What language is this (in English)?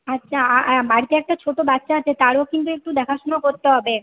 Bangla